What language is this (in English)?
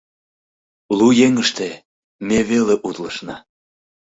Mari